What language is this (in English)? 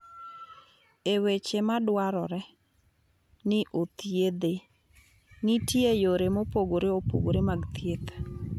Luo (Kenya and Tanzania)